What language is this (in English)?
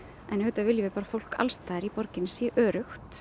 Icelandic